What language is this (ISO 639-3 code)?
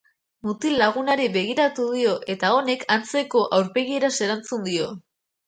eus